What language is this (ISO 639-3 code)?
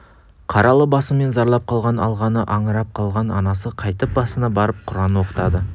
kaz